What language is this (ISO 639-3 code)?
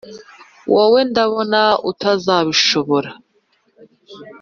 kin